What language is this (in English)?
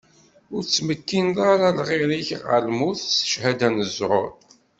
Kabyle